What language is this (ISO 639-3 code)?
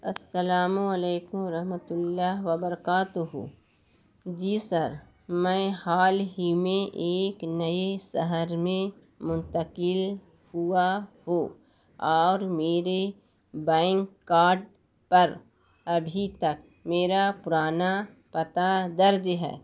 urd